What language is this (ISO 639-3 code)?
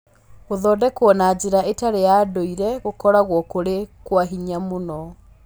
kik